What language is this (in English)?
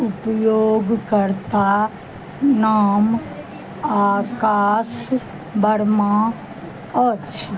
Maithili